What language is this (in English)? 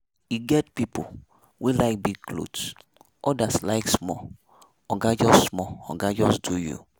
Nigerian Pidgin